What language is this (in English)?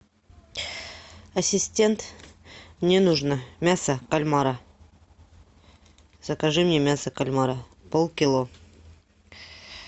Russian